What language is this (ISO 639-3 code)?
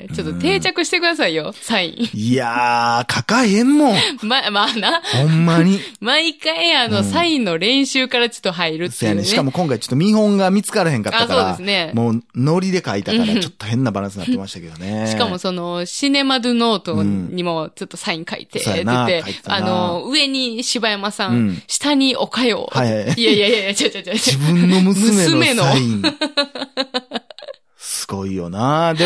jpn